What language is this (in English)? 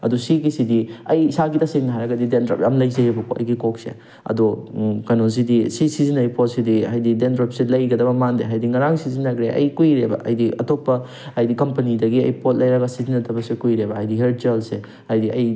Manipuri